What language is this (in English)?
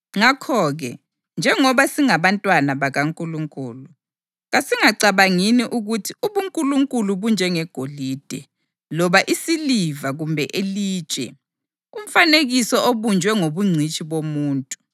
North Ndebele